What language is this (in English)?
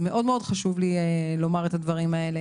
Hebrew